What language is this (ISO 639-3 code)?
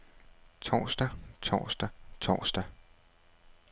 dan